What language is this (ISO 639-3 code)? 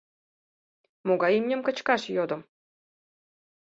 chm